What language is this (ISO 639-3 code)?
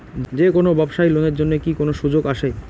ben